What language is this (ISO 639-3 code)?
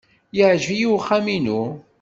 kab